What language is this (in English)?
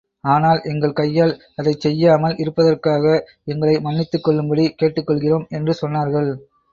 Tamil